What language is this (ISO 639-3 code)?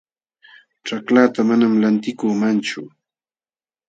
qxw